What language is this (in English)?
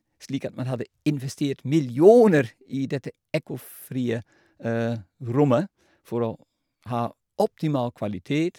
Norwegian